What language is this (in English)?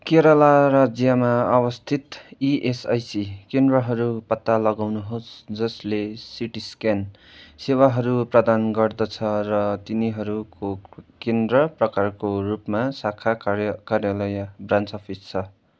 Nepali